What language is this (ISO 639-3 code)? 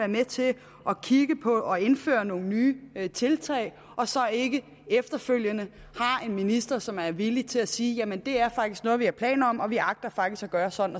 dan